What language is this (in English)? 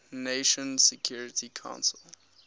English